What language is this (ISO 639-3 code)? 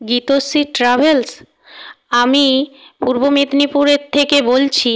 ben